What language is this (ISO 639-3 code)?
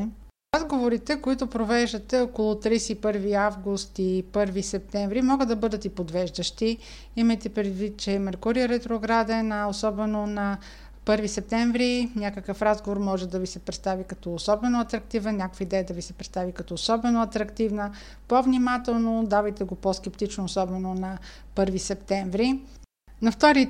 bul